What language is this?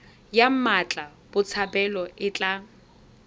Tswana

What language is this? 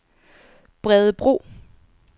Danish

